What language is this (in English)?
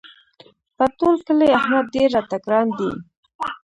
Pashto